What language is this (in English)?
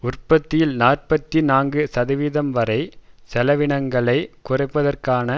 Tamil